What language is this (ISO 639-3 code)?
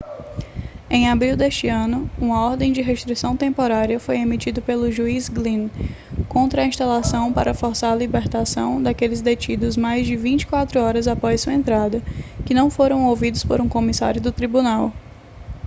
por